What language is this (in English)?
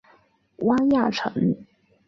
Chinese